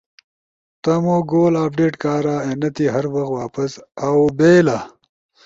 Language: Ushojo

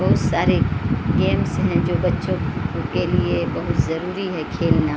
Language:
Urdu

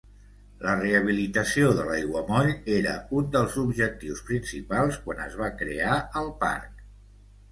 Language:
Catalan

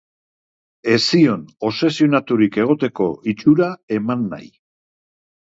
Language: Basque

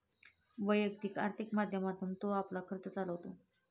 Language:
Marathi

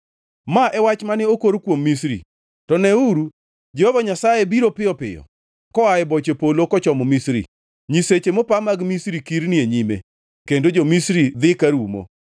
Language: Luo (Kenya and Tanzania)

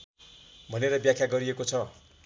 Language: Nepali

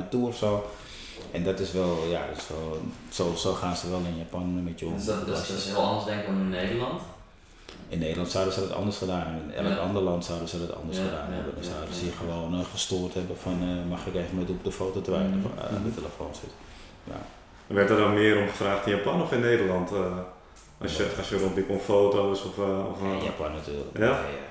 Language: Dutch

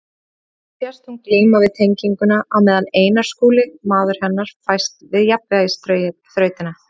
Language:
Icelandic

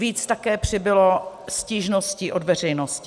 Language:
Czech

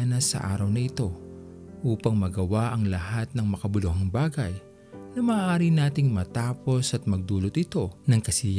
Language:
Filipino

